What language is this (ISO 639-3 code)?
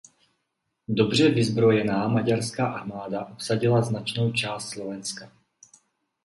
ces